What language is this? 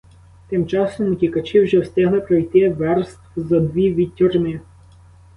Ukrainian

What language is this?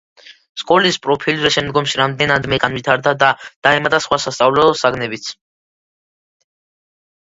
Georgian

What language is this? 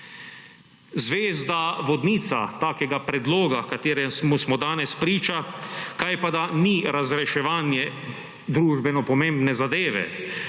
Slovenian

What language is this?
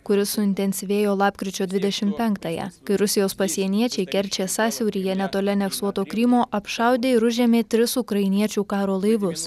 Lithuanian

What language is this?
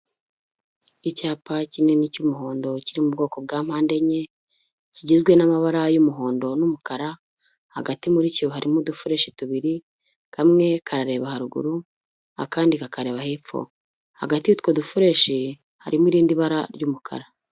Kinyarwanda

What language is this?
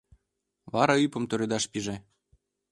Mari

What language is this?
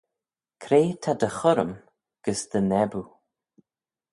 Manx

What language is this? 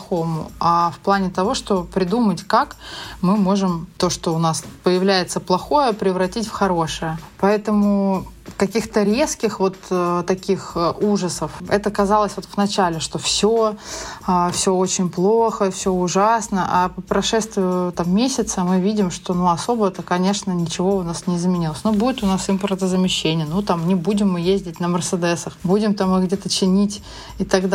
Russian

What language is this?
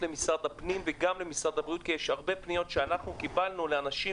Hebrew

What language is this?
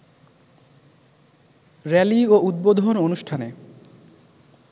Bangla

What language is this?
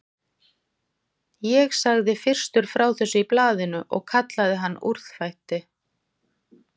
Icelandic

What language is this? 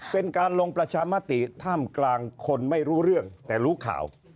Thai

